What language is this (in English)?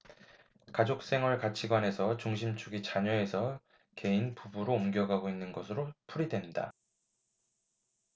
Korean